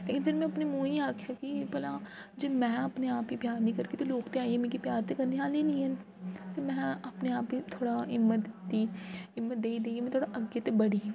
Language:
Dogri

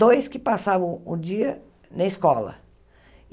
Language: Portuguese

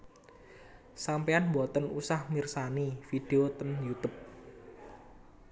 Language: Javanese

